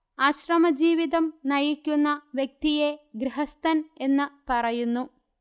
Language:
Malayalam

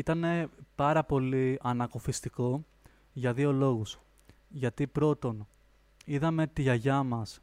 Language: Greek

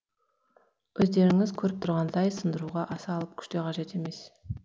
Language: Kazakh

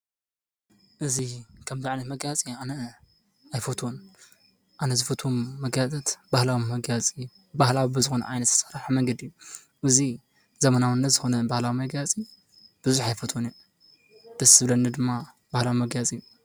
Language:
Tigrinya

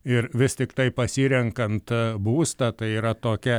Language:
Lithuanian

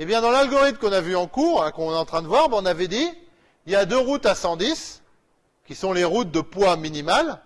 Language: French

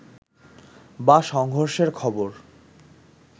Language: Bangla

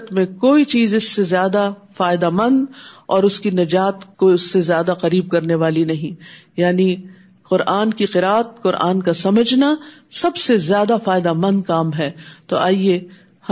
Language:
Urdu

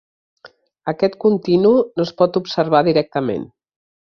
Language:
Catalan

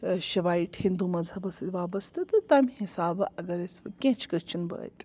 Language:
Kashmiri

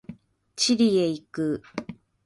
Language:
Japanese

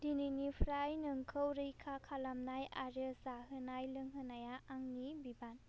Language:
Bodo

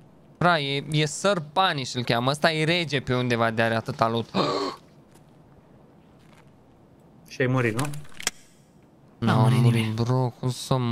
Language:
Romanian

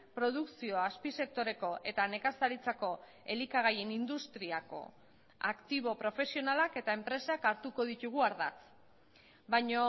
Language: Basque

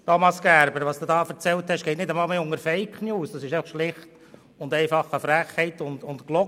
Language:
Swiss German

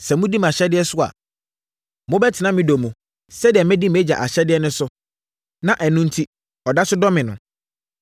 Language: Akan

